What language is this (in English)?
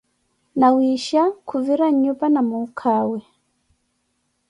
Koti